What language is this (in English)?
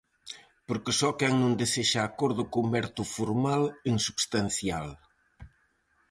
Galician